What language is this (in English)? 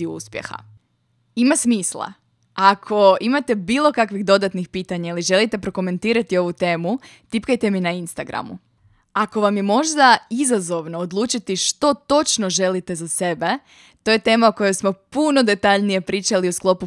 Croatian